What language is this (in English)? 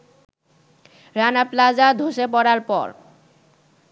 Bangla